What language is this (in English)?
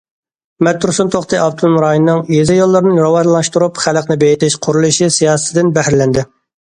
Uyghur